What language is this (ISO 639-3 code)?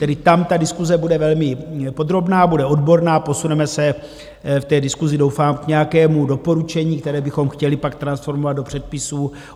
ces